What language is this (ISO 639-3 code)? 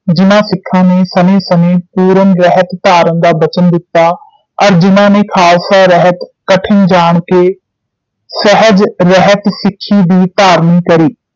pan